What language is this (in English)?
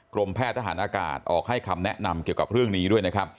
Thai